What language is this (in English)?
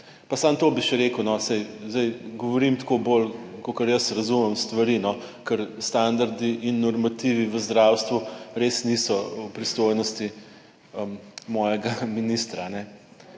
Slovenian